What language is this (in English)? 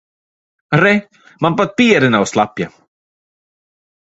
Latvian